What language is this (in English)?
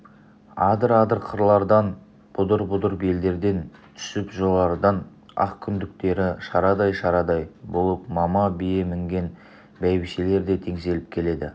Kazakh